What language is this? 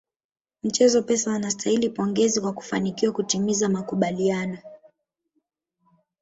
Swahili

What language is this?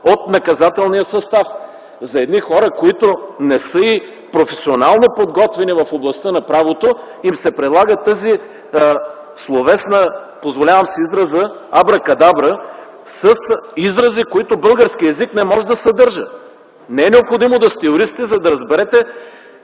Bulgarian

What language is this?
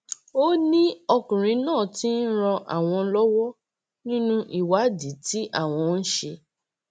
Yoruba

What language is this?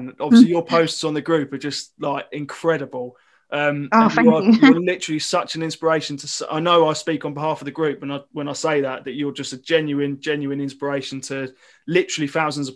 English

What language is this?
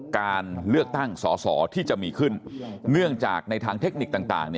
Thai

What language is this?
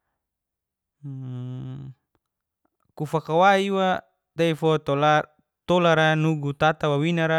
Geser-Gorom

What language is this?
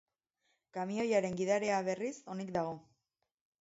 Basque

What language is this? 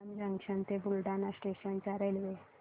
Marathi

